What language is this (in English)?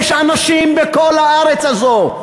Hebrew